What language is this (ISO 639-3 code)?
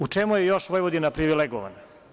srp